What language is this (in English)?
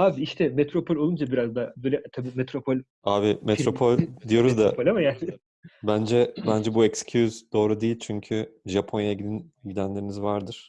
Turkish